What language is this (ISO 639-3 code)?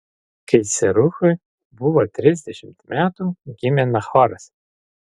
lit